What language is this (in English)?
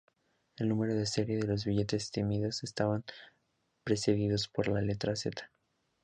Spanish